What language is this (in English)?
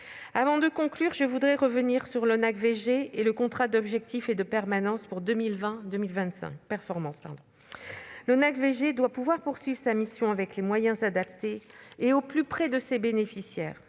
French